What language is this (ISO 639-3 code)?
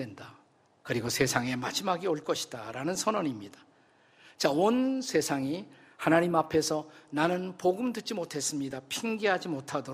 kor